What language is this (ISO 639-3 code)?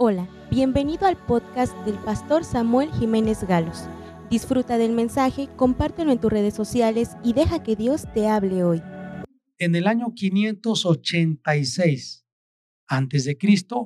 spa